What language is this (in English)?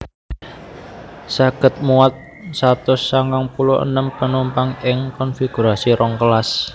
Javanese